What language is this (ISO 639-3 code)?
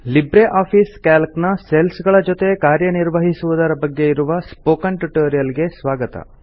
kan